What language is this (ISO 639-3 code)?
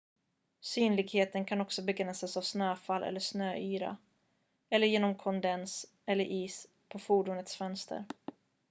swe